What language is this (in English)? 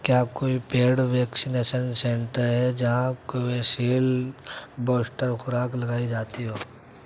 Urdu